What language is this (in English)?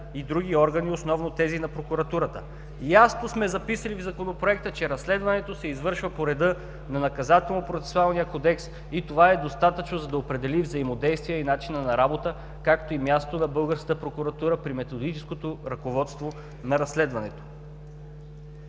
Bulgarian